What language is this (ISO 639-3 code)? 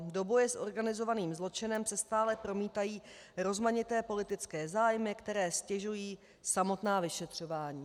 ces